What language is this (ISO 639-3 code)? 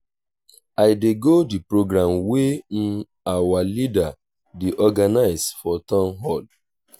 pcm